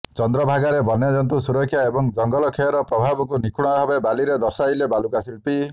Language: Odia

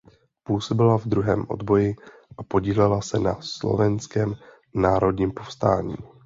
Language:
Czech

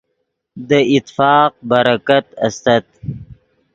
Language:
Yidgha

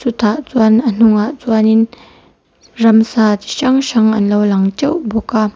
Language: Mizo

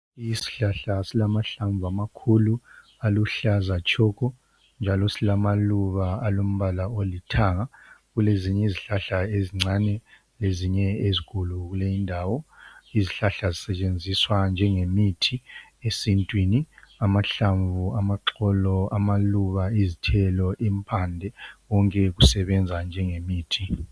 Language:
North Ndebele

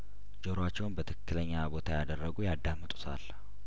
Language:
Amharic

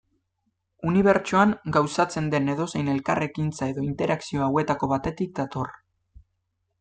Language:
Basque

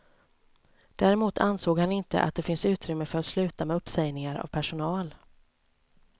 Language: Swedish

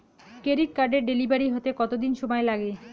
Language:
Bangla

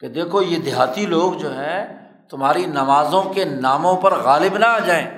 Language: Urdu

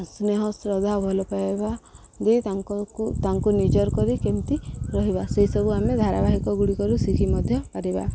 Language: Odia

